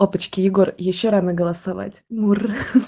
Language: Russian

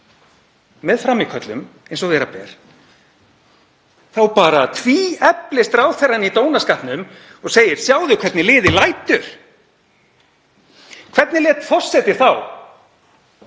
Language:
Icelandic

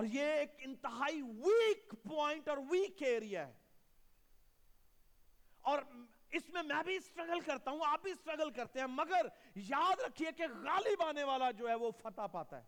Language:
Urdu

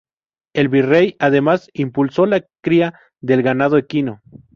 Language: Spanish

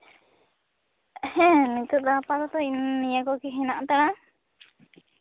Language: Santali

